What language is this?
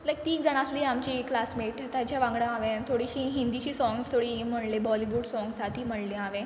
Konkani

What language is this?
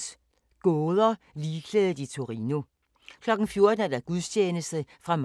Danish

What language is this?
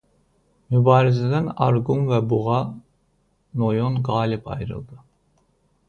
Azerbaijani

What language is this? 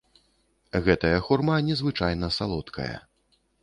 Belarusian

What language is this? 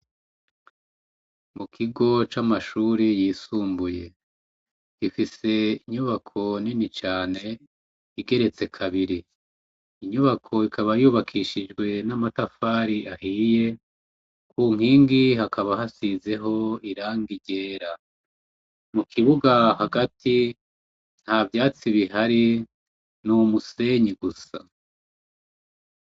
Rundi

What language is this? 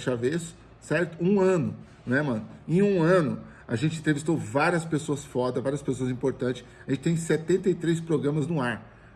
Portuguese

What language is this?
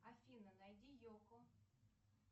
Russian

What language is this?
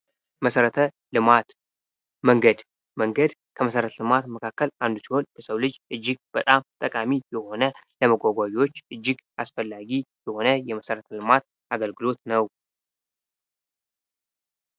Amharic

